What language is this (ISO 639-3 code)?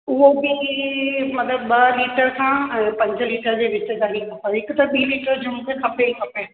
snd